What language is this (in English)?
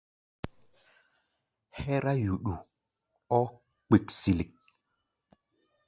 Gbaya